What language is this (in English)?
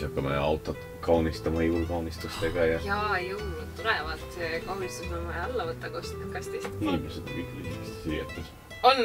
Finnish